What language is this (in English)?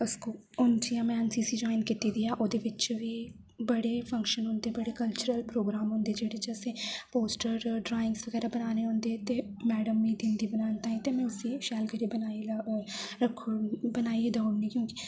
Dogri